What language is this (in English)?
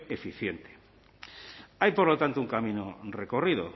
Spanish